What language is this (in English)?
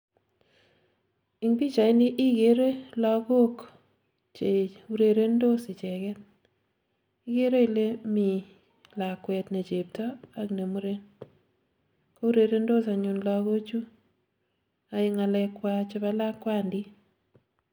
Kalenjin